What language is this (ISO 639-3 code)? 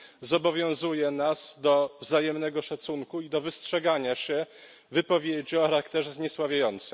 pol